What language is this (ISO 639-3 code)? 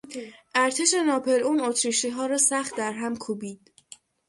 fas